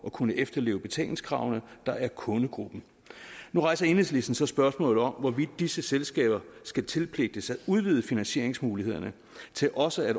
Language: Danish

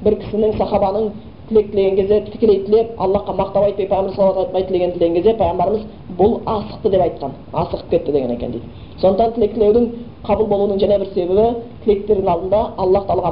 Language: Bulgarian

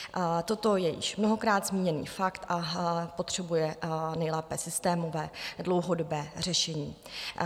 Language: Czech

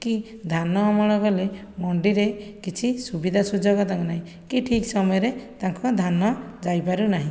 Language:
Odia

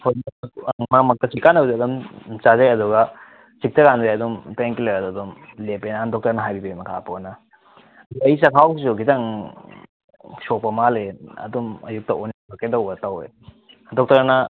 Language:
Manipuri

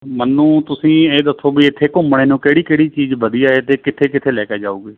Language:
Punjabi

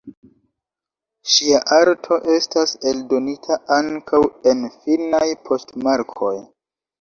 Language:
Esperanto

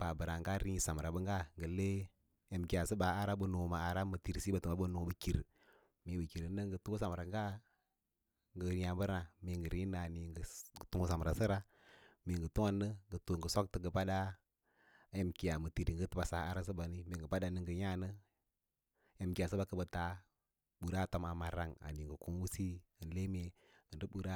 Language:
Lala-Roba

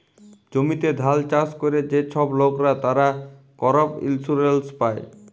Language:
Bangla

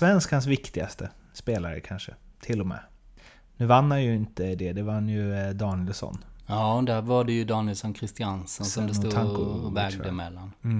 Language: Swedish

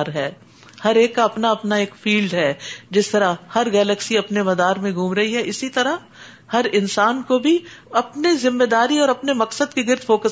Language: Urdu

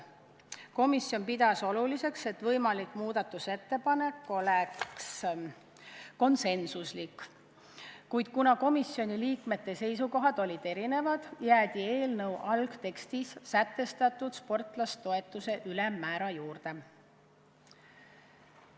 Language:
Estonian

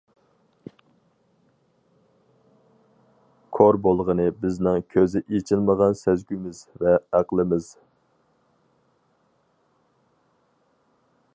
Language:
Uyghur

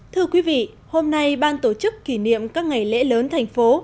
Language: Vietnamese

